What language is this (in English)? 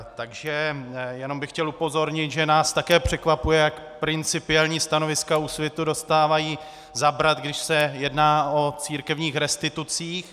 Czech